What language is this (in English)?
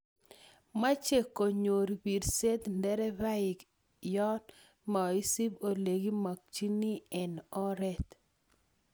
Kalenjin